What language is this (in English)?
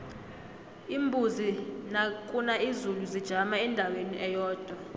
South Ndebele